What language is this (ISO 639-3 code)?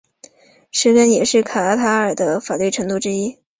zho